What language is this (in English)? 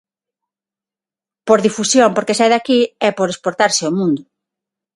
Galician